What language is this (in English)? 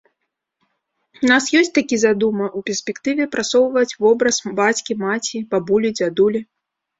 Belarusian